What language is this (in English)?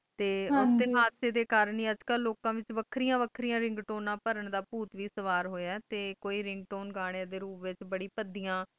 Punjabi